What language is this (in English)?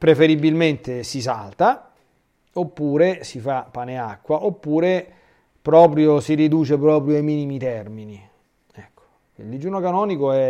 Italian